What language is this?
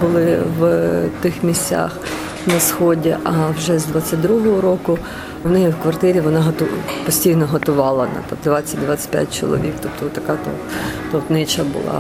Ukrainian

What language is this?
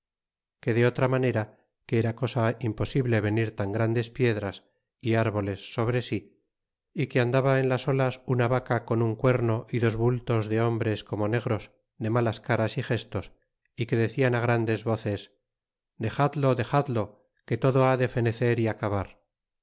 Spanish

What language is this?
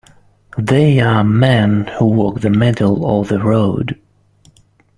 English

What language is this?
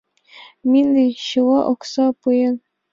Mari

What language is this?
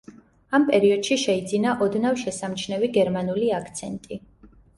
Georgian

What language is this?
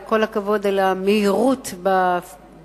Hebrew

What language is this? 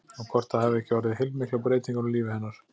Icelandic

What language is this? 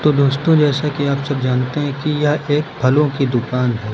Hindi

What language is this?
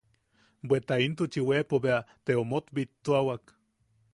Yaqui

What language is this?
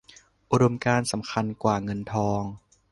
Thai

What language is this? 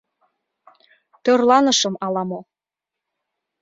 Mari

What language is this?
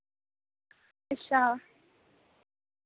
Dogri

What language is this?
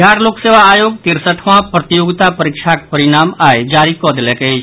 Maithili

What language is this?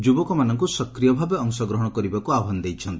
Odia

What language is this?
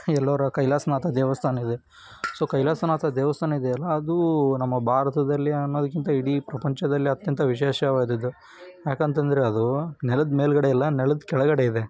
Kannada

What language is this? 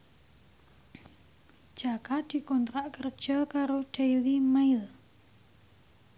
Javanese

